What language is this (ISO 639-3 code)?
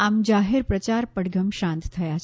guj